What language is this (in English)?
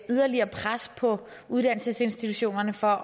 Danish